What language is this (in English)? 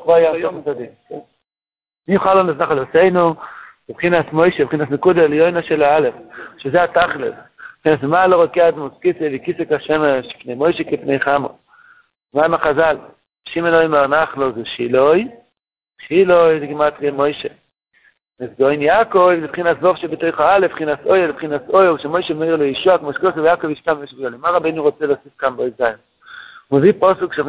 Hebrew